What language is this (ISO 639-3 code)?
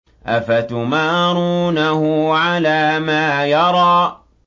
ara